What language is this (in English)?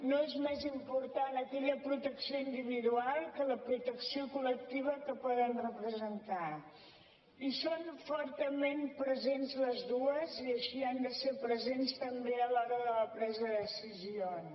Catalan